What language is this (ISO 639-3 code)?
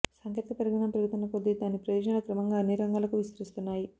tel